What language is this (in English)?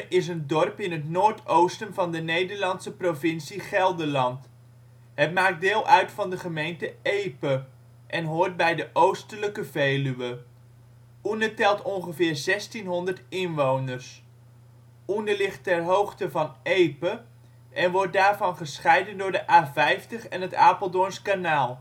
Dutch